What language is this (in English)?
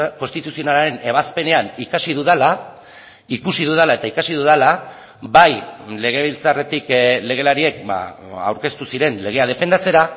Basque